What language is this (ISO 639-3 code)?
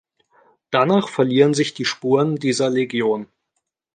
deu